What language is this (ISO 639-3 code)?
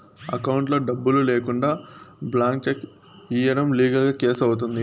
tel